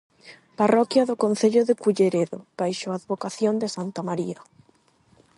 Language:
Galician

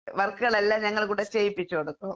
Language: Malayalam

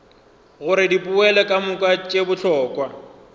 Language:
Northern Sotho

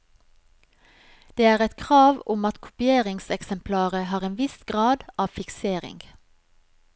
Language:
Norwegian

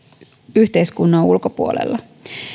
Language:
Finnish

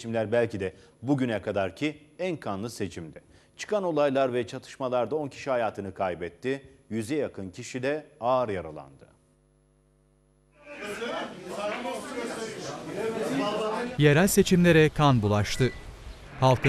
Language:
Turkish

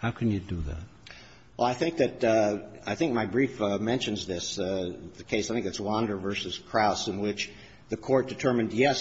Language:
English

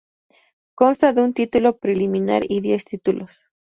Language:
Spanish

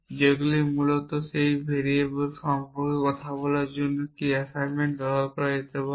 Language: Bangla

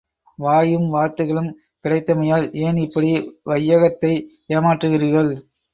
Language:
Tamil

